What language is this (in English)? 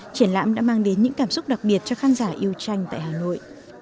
Vietnamese